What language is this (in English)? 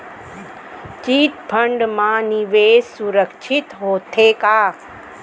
Chhattisgarhi